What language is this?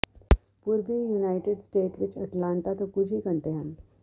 Punjabi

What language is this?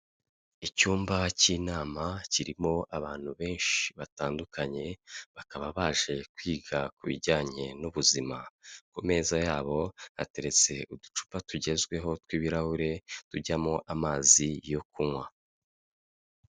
Kinyarwanda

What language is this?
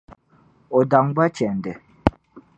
Dagbani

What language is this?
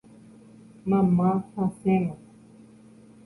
Guarani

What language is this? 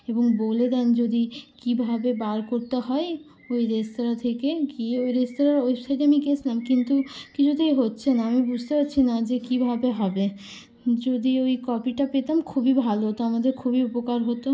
Bangla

